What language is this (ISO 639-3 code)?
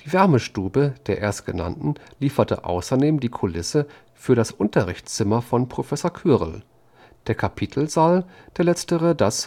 deu